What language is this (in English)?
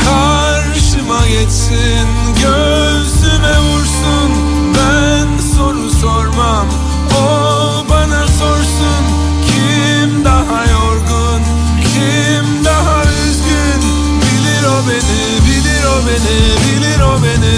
Turkish